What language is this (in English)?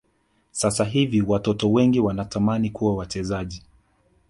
Swahili